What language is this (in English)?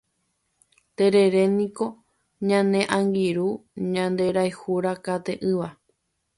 Guarani